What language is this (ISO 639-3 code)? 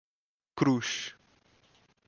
por